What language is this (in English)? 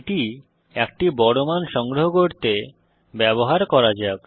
Bangla